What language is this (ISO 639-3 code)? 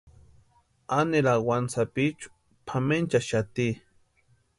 pua